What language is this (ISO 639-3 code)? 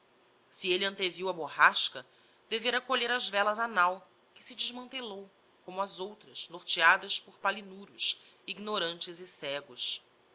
por